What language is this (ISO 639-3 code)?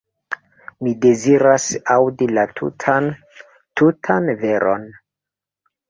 epo